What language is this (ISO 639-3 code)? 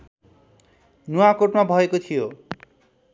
nep